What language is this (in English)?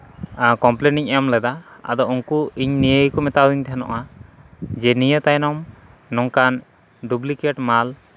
Santali